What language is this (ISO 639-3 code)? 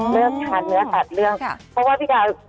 tha